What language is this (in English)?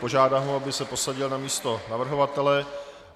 Czech